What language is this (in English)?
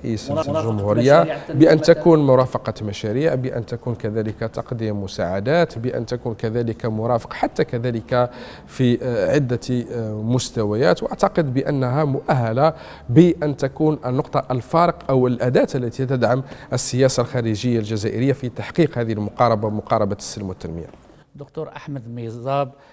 Arabic